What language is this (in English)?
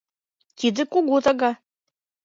Mari